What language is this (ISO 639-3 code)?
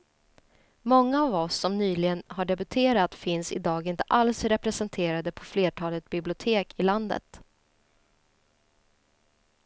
swe